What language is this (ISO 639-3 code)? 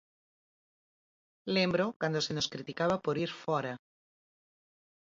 glg